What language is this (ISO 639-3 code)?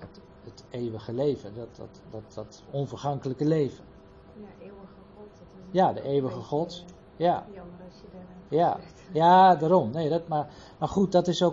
nld